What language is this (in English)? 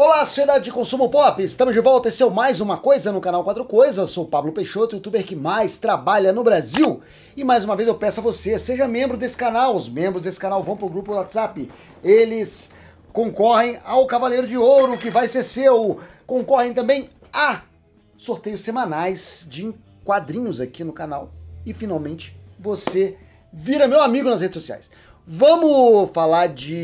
Portuguese